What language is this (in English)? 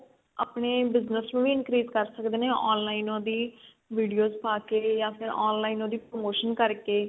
Punjabi